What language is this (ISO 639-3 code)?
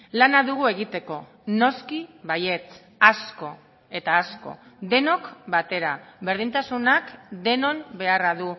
eus